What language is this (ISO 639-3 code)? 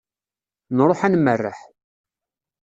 kab